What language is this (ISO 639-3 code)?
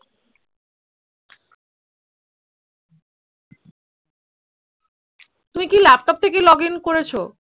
ben